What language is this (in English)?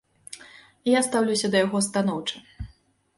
Belarusian